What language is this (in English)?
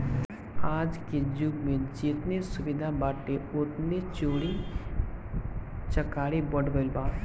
Bhojpuri